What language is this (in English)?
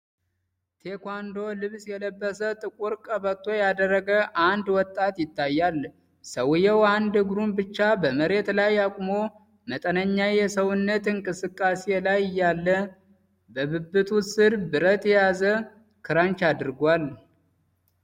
Amharic